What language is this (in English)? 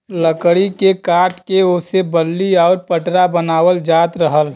Bhojpuri